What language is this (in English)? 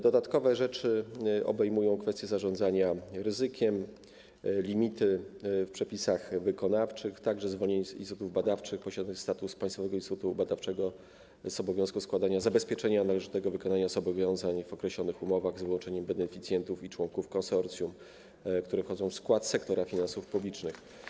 Polish